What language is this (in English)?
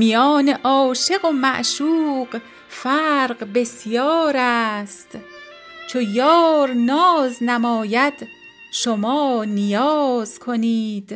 Persian